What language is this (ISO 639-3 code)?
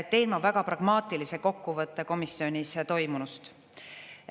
est